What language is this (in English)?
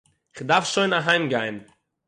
Yiddish